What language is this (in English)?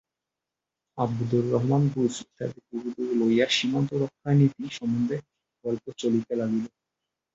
Bangla